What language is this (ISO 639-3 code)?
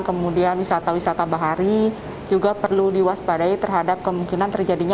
ind